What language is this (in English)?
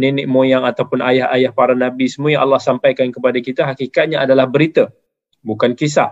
Malay